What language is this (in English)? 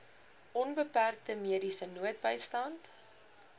Afrikaans